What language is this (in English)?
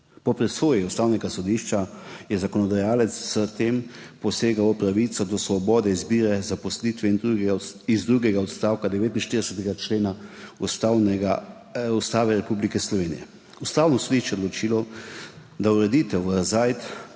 Slovenian